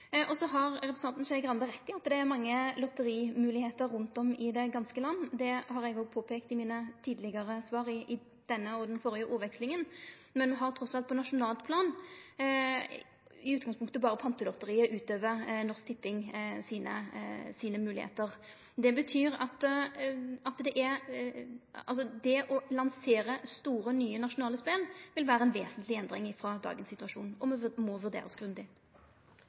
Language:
Norwegian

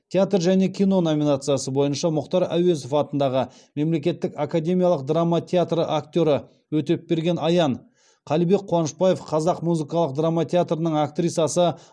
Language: Kazakh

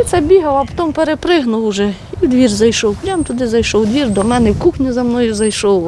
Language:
Ukrainian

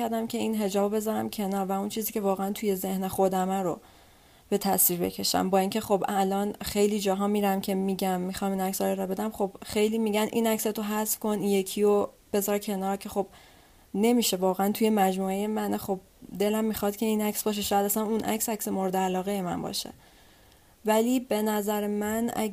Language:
Persian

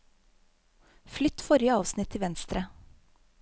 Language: Norwegian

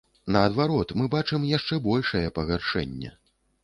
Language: Belarusian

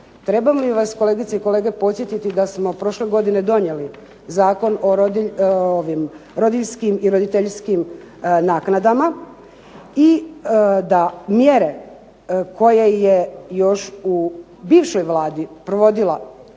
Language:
Croatian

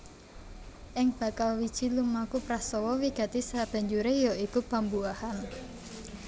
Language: Javanese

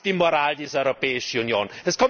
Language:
German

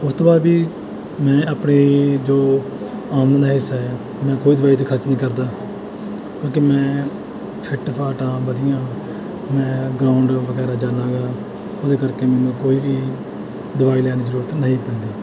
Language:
Punjabi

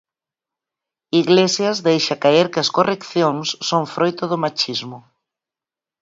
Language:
Galician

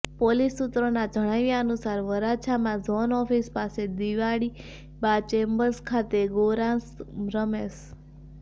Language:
Gujarati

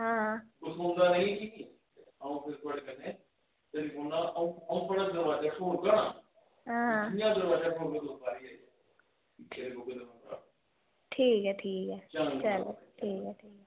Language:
Dogri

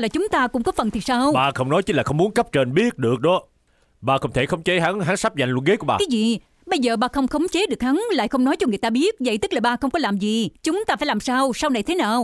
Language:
Vietnamese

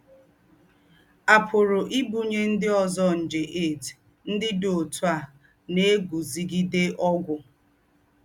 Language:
Igbo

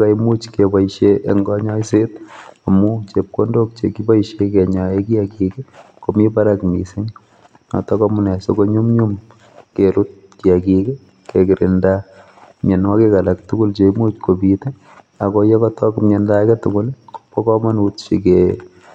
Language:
Kalenjin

